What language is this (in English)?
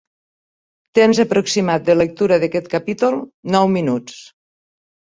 Catalan